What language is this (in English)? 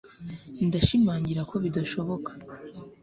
Kinyarwanda